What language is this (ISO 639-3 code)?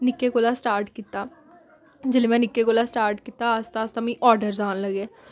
doi